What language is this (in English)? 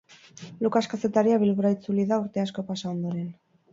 Basque